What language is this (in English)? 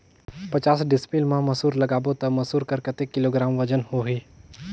Chhattisgarhi